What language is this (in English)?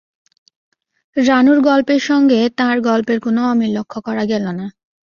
Bangla